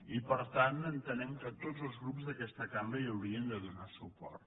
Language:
Catalan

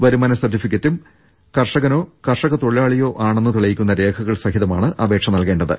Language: Malayalam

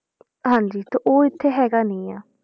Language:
Punjabi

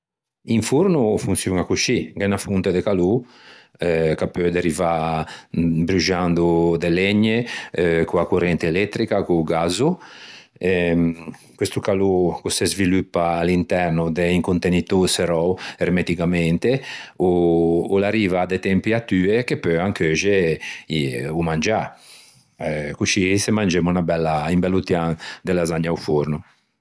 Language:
Ligurian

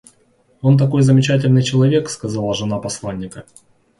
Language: Russian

